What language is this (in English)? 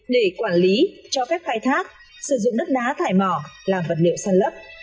Vietnamese